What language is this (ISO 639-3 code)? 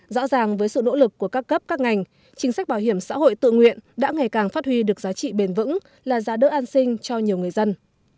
vie